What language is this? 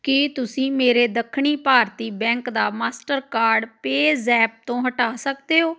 Punjabi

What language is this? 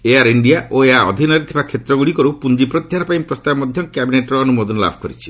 Odia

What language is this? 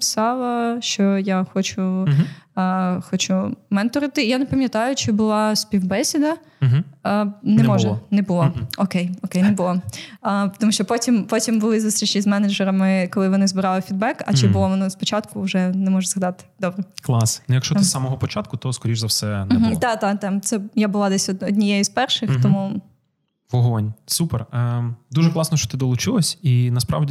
Ukrainian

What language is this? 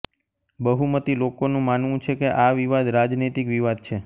Gujarati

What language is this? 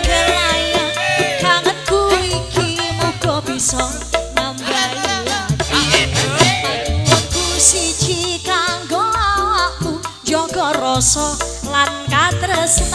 Indonesian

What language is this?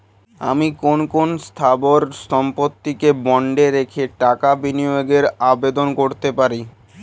Bangla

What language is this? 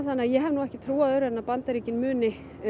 Icelandic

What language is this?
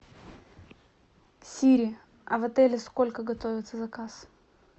Russian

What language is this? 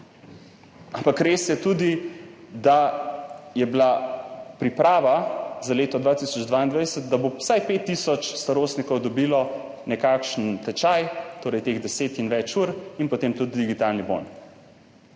Slovenian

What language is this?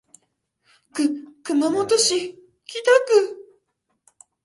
Japanese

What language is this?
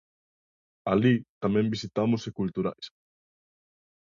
Galician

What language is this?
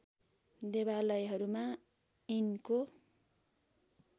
Nepali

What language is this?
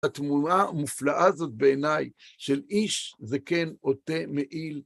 Hebrew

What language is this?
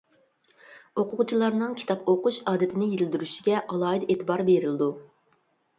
Uyghur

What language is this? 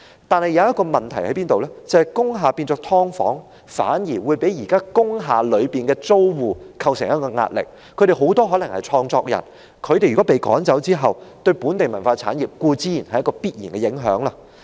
Cantonese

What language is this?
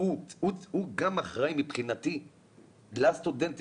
Hebrew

